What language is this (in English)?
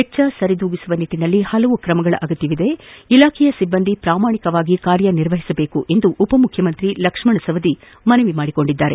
Kannada